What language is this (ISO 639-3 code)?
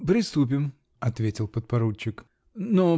rus